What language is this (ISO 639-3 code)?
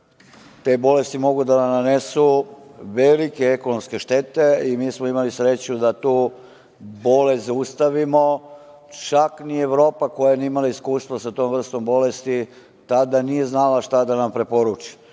srp